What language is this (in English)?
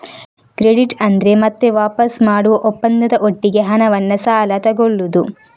Kannada